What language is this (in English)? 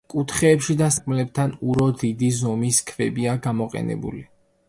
Georgian